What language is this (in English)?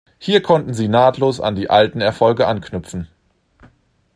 German